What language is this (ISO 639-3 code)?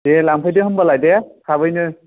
brx